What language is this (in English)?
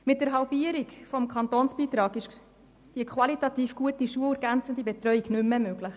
Swiss German